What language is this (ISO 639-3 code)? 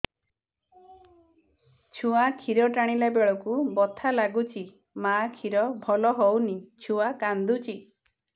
ori